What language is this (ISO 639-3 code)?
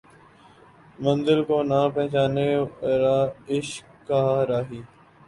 urd